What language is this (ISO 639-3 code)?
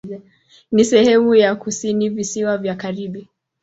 swa